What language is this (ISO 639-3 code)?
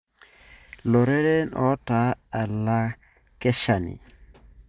mas